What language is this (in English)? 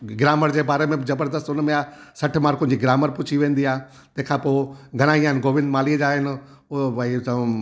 Sindhi